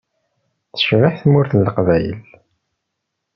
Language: Kabyle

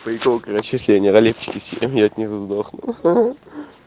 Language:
Russian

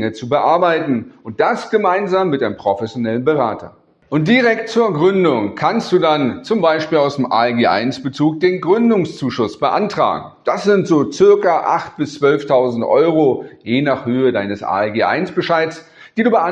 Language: German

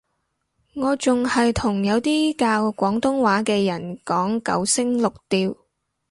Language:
Cantonese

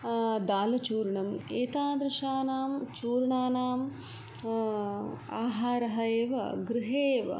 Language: Sanskrit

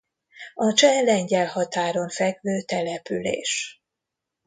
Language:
Hungarian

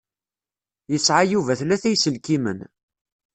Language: Kabyle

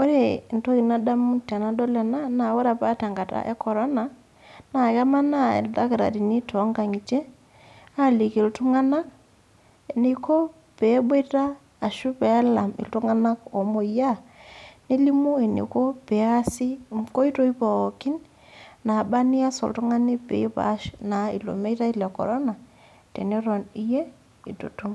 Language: Masai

